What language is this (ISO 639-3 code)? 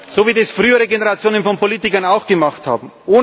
deu